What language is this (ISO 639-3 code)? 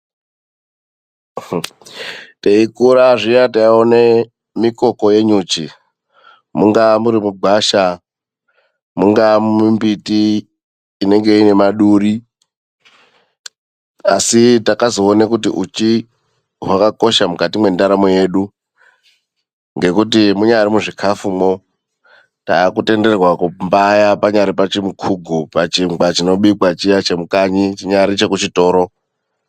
ndc